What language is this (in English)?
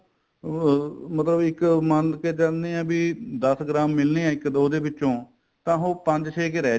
Punjabi